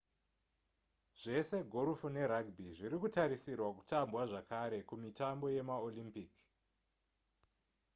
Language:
Shona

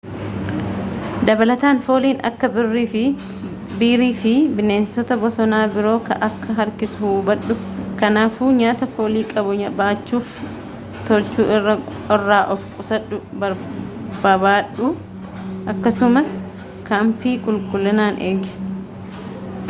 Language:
Oromo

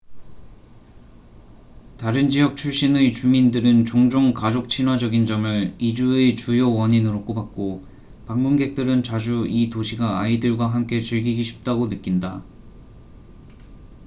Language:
Korean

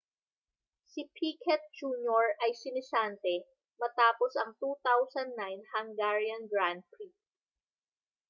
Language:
Filipino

